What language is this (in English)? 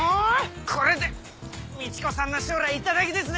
Japanese